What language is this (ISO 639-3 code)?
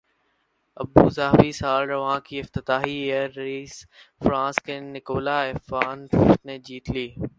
urd